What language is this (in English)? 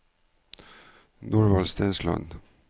Norwegian